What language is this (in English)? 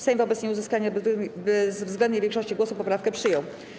Polish